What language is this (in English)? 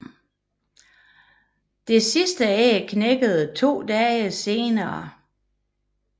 Danish